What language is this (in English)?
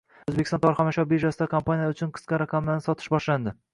Uzbek